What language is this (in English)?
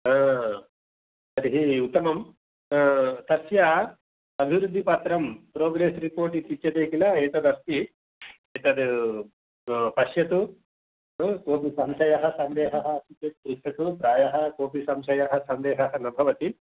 Sanskrit